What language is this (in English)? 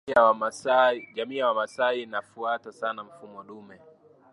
Swahili